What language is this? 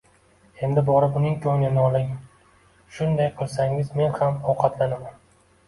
Uzbek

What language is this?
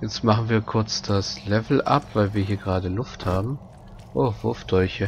German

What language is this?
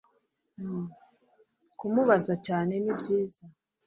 Kinyarwanda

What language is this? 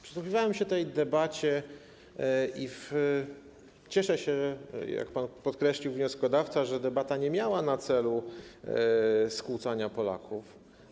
Polish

